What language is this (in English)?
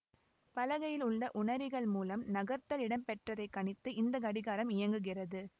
Tamil